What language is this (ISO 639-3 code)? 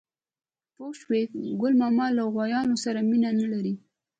pus